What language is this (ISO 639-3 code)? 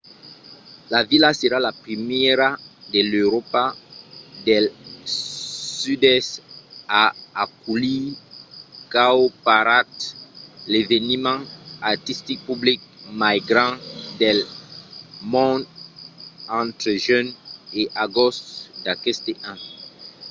oci